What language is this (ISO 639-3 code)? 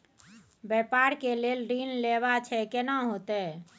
mai